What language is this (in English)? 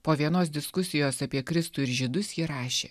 Lithuanian